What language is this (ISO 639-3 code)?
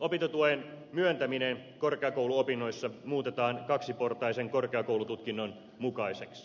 fin